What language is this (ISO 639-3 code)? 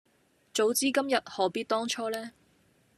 yue